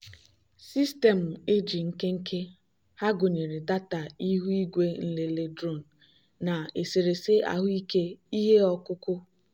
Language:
Igbo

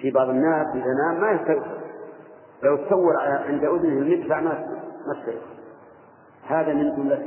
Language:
Arabic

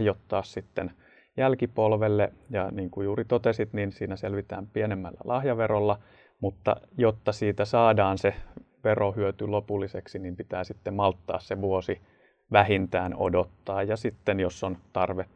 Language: Finnish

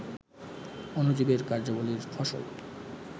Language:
Bangla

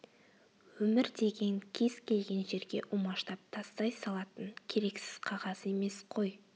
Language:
Kazakh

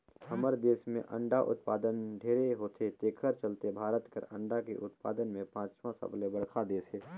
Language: Chhattisgarhi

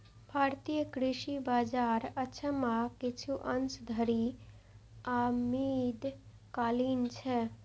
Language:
Maithili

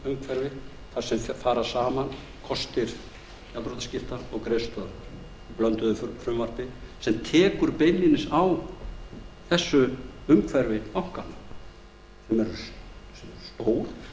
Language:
Icelandic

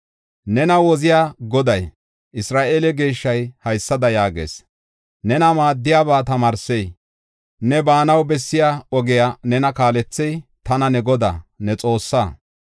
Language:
Gofa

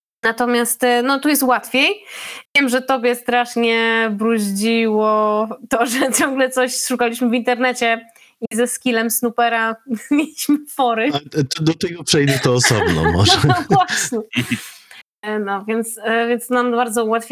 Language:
Polish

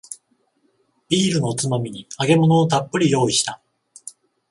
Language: Japanese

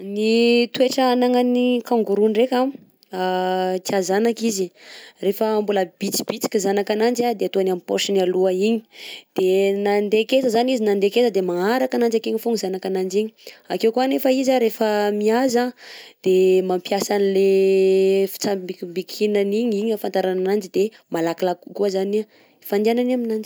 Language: Southern Betsimisaraka Malagasy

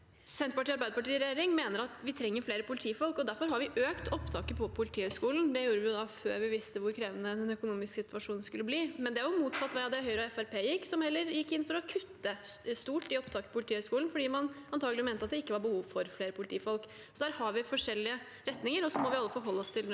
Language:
Norwegian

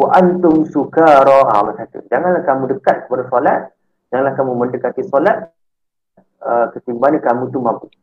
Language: Malay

